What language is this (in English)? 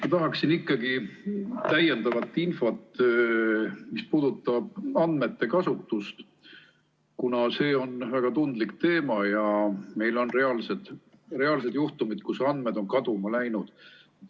Estonian